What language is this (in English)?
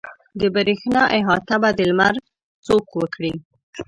Pashto